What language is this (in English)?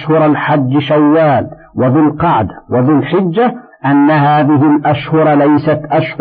Arabic